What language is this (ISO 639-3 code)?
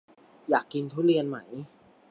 tha